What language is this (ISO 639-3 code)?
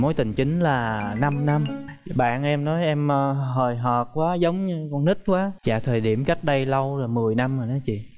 vie